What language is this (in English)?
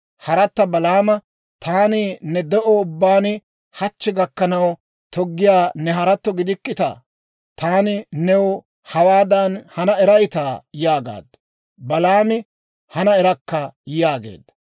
Dawro